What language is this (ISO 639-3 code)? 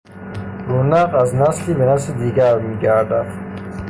fas